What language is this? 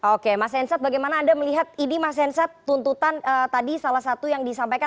Indonesian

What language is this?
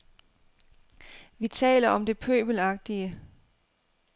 Danish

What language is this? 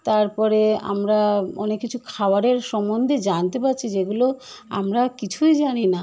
Bangla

